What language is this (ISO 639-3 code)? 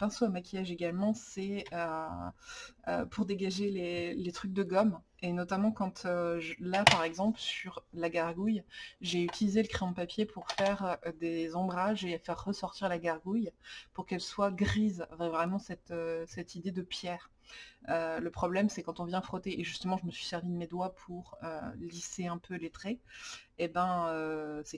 fra